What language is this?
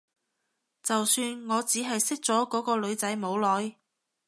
Cantonese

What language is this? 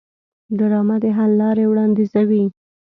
Pashto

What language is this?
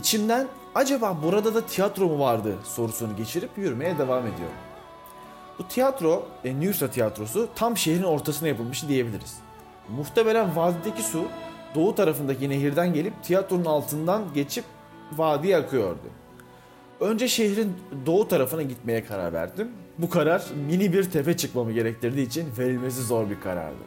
Turkish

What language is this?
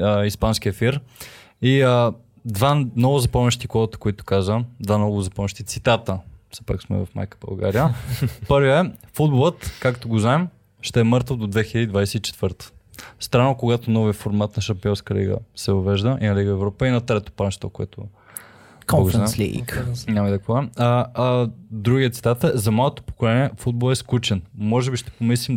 Bulgarian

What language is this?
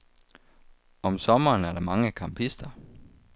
Danish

